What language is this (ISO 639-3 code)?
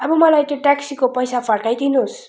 nep